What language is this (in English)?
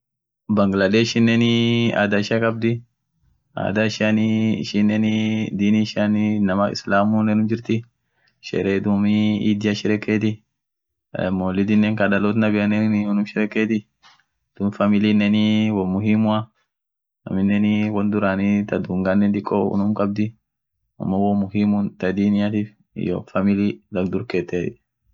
Orma